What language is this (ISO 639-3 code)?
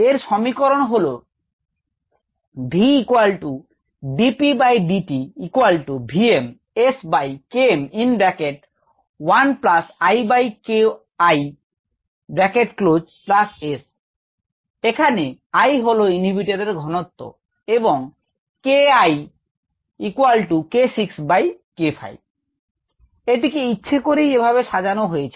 ben